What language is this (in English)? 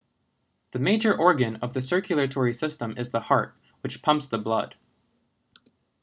English